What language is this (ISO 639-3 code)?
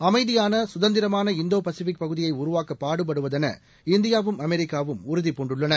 tam